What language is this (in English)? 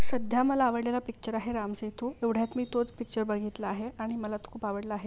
Marathi